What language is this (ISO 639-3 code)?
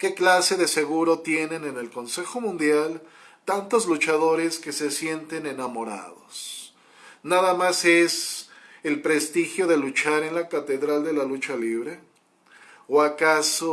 spa